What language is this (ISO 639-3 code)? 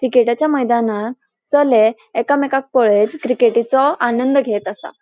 kok